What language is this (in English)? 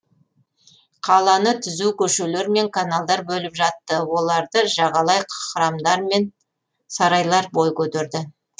Kazakh